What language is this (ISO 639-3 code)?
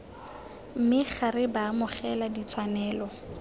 tsn